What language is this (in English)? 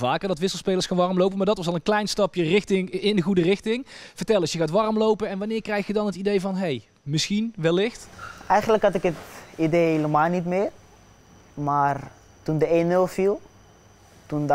Dutch